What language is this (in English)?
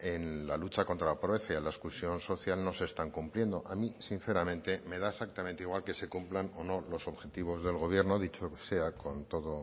Spanish